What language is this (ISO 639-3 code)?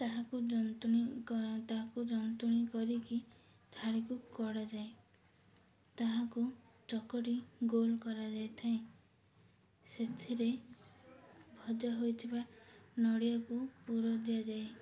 ori